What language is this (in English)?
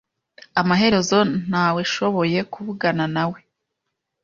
Kinyarwanda